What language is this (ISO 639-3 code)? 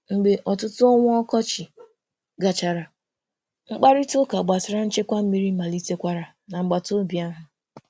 ibo